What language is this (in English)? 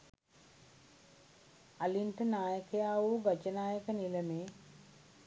Sinhala